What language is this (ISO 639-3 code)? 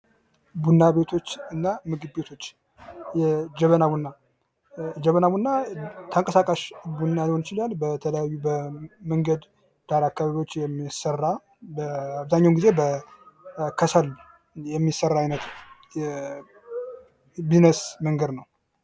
amh